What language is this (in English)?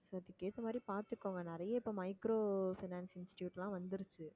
Tamil